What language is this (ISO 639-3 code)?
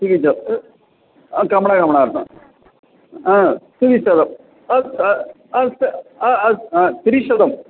san